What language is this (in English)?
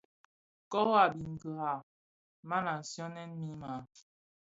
Bafia